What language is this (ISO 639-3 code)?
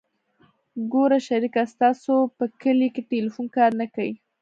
pus